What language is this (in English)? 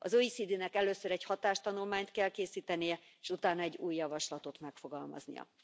Hungarian